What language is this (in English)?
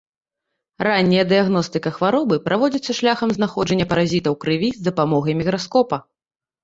Belarusian